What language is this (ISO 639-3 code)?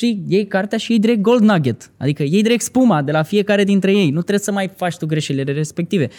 ron